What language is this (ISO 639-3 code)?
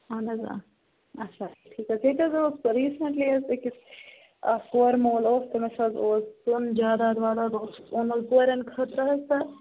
kas